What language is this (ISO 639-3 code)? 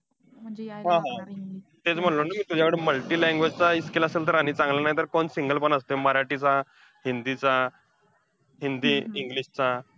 mar